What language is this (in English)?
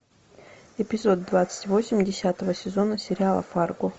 Russian